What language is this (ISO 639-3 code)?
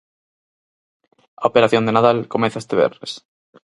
glg